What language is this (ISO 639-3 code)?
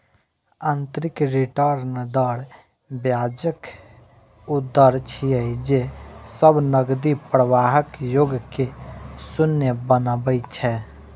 mai